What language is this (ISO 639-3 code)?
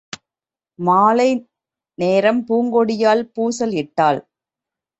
tam